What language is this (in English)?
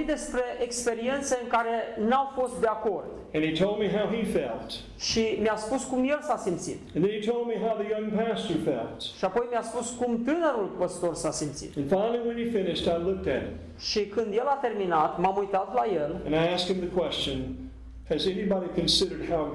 Romanian